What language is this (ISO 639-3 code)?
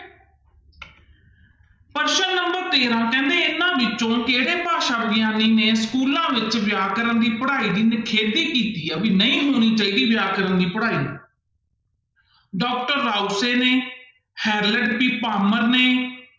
pan